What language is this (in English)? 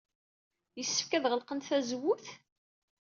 Kabyle